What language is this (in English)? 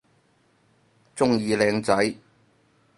Cantonese